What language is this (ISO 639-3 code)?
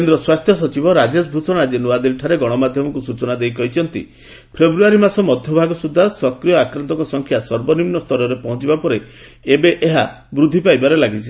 ori